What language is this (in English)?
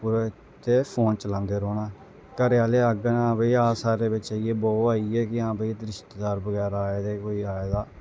Dogri